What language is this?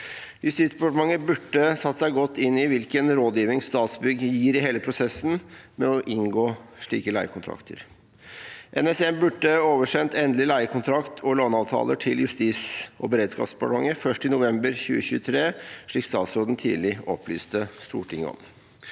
Norwegian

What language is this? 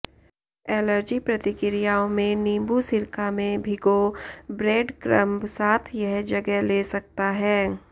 Hindi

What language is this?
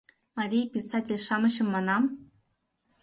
Mari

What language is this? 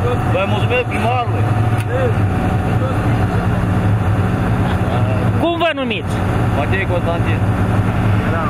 Romanian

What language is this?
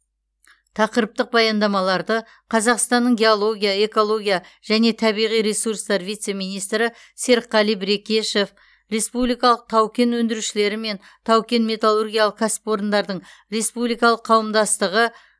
Kazakh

